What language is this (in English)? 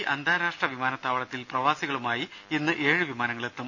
Malayalam